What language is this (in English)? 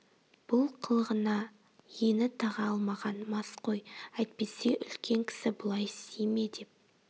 Kazakh